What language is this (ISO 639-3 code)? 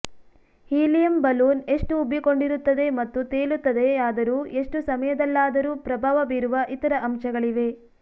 kan